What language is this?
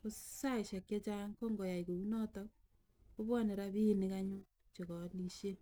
Kalenjin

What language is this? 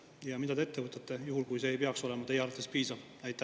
Estonian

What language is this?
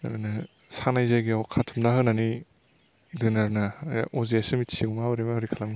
Bodo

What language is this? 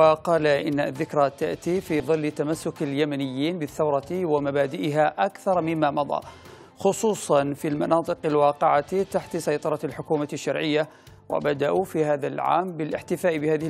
Arabic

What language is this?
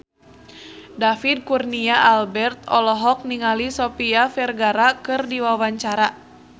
Sundanese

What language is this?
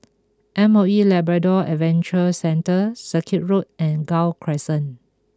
English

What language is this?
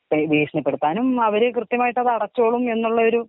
Malayalam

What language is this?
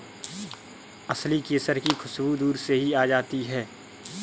Hindi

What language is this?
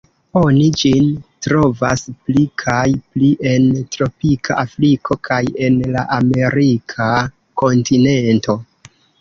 Esperanto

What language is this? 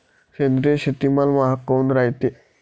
Marathi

